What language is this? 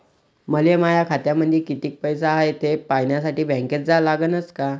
Marathi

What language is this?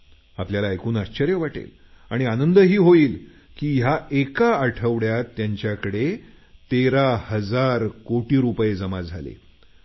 Marathi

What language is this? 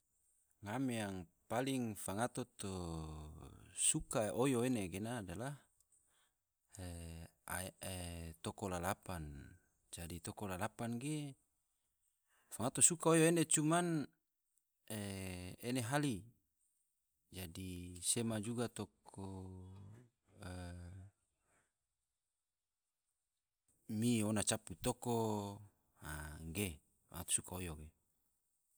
Tidore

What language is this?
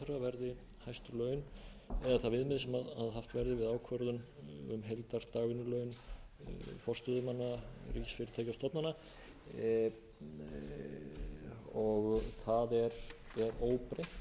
Icelandic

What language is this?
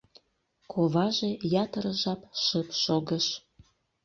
Mari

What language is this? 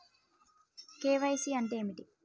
Telugu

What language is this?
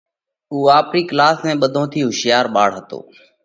Parkari Koli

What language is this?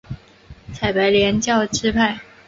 Chinese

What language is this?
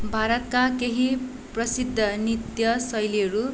Nepali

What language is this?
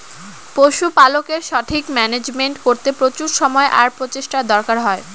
Bangla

